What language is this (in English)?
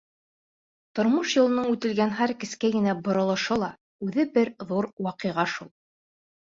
Bashkir